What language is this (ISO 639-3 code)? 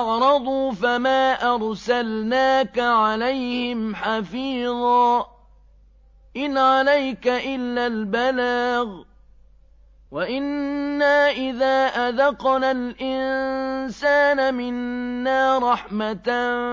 ara